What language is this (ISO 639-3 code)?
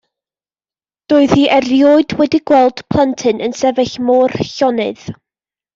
cym